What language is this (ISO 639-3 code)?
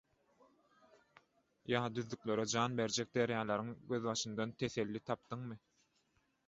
tuk